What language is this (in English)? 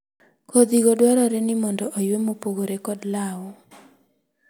Luo (Kenya and Tanzania)